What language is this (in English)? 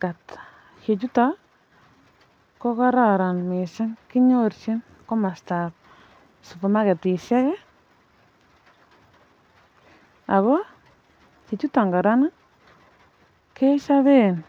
Kalenjin